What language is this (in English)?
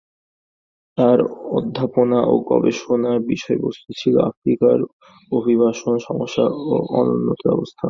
Bangla